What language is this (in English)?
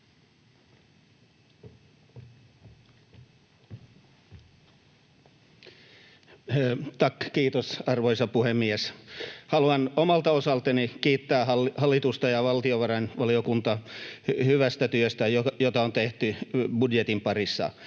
Finnish